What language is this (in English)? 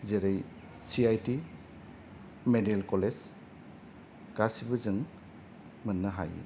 Bodo